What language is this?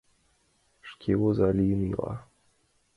Mari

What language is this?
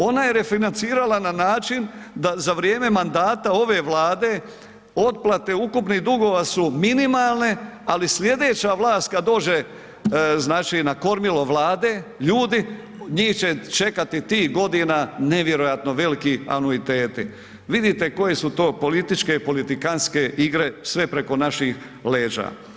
Croatian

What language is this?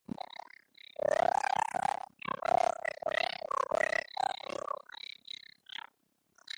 Basque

